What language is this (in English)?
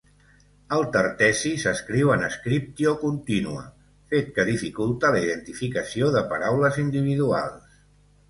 Catalan